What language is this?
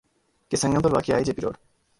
Urdu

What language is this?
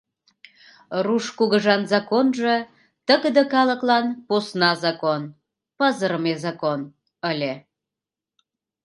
Mari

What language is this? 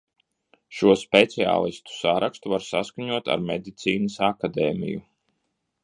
Latvian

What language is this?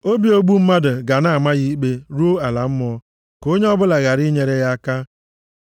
Igbo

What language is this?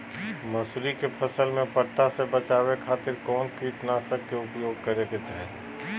Magahi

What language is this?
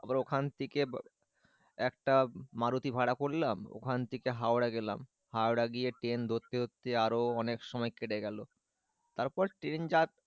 Bangla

